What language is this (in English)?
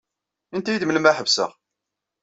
Kabyle